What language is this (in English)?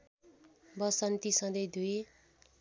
Nepali